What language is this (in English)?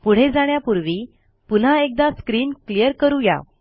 Marathi